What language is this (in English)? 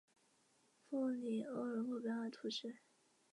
Chinese